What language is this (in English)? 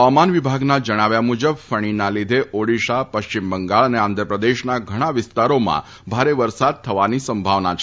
Gujarati